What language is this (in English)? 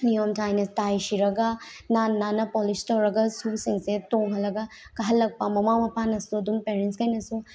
Manipuri